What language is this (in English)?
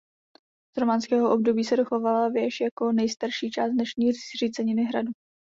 Czech